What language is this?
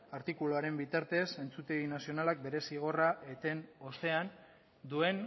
Basque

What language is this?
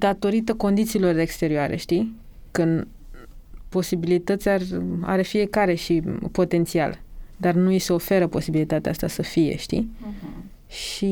Romanian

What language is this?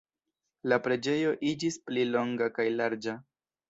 Esperanto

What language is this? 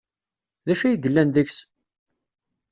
Kabyle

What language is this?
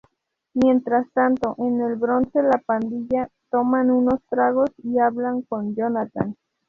Spanish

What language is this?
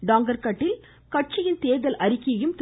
Tamil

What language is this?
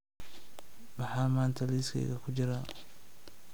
Somali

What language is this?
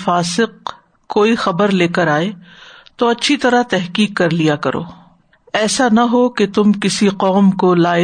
Urdu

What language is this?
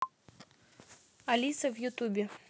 Russian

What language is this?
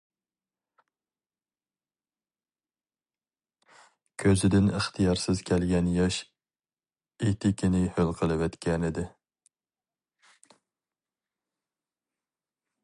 Uyghur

